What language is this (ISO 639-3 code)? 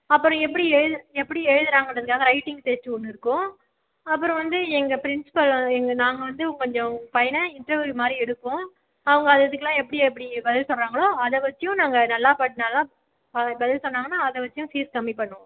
tam